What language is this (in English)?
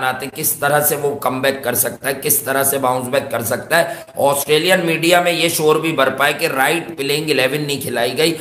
Hindi